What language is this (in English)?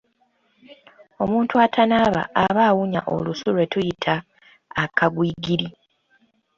Ganda